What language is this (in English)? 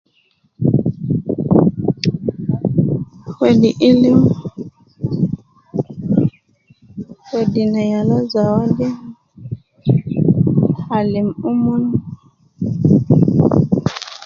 Nubi